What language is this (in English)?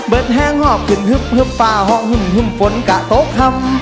Thai